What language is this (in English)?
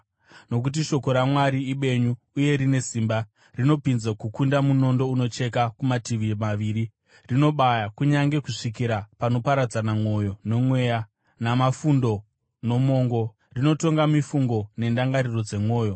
Shona